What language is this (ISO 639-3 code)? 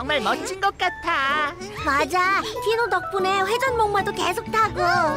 kor